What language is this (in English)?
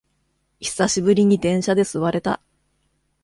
Japanese